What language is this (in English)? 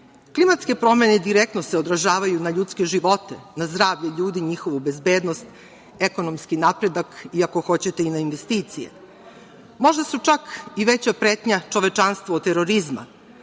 Serbian